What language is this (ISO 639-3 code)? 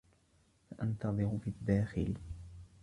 ara